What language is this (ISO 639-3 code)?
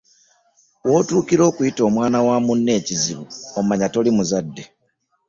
lug